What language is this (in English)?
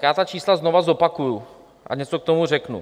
Czech